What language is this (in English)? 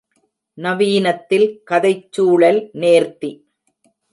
Tamil